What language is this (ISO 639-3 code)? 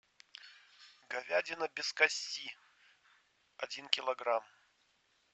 rus